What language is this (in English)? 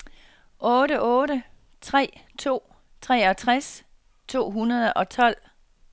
Danish